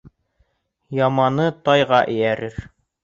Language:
Bashkir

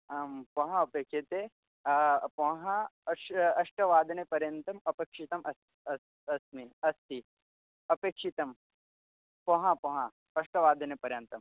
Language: Sanskrit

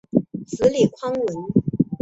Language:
Chinese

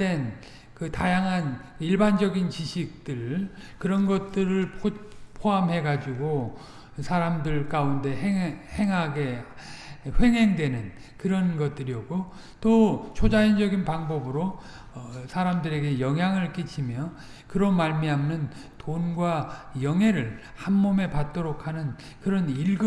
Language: Korean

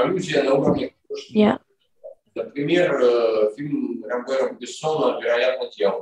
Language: Russian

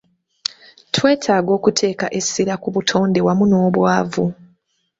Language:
Ganda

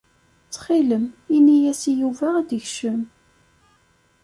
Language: Kabyle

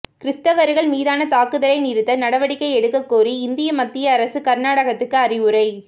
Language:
Tamil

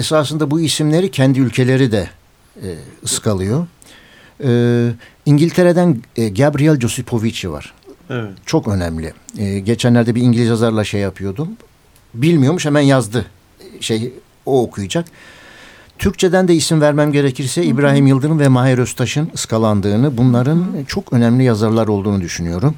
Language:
Turkish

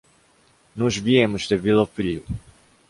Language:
Portuguese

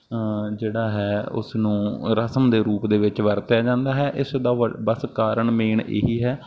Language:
Punjabi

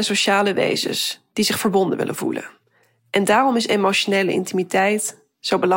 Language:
Dutch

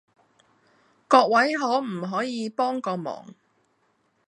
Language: Cantonese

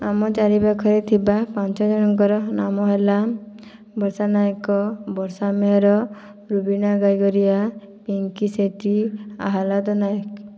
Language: Odia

